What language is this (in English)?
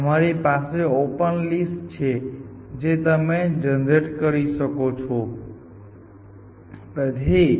Gujarati